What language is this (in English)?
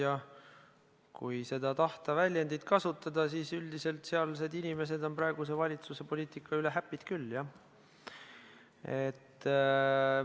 Estonian